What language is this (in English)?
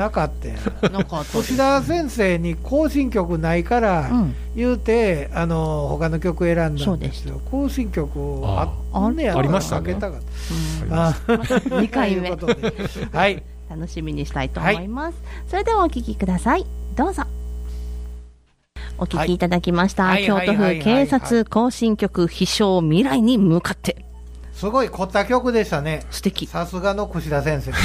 Japanese